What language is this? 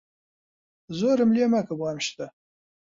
Central Kurdish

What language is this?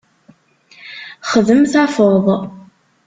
Kabyle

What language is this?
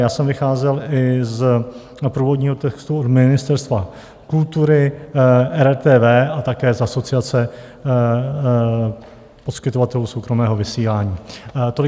Czech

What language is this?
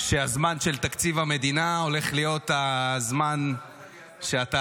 Hebrew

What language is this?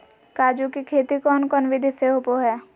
Magahi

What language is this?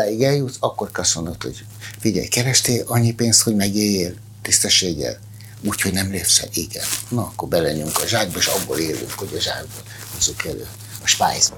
Hungarian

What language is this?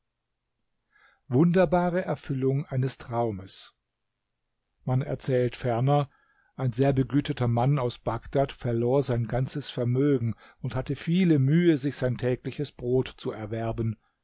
German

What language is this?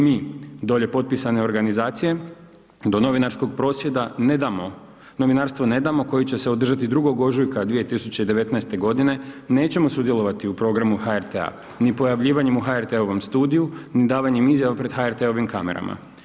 Croatian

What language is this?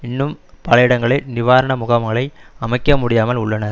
Tamil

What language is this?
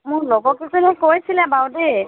Assamese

